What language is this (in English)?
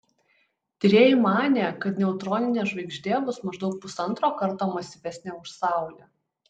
Lithuanian